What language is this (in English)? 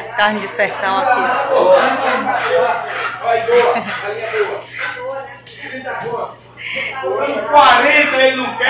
Portuguese